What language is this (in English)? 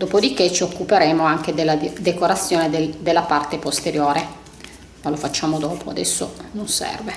Italian